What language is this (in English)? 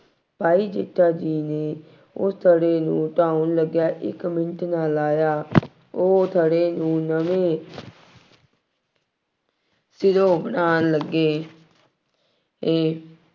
Punjabi